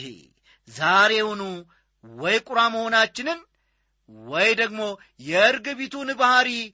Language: Amharic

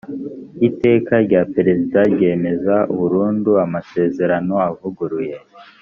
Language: Kinyarwanda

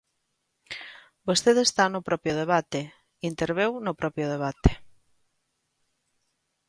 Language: Galician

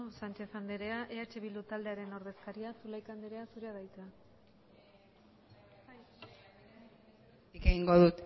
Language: Basque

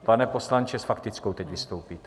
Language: Czech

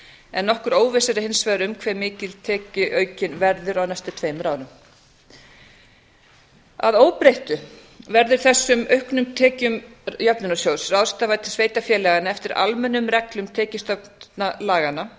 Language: Icelandic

